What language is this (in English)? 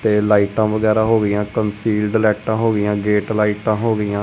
Punjabi